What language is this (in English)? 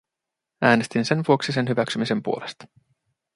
Finnish